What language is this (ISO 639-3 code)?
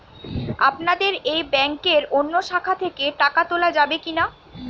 ben